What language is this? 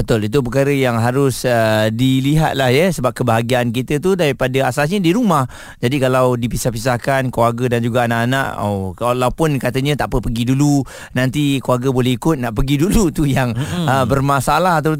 Malay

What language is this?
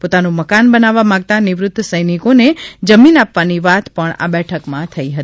Gujarati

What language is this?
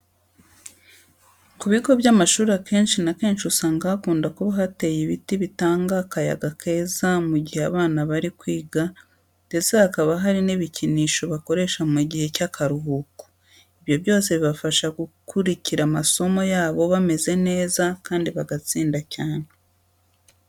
Kinyarwanda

